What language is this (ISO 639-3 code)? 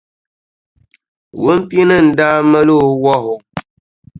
dag